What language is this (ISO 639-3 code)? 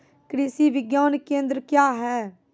mai